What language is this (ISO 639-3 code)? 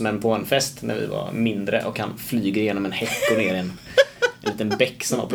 swe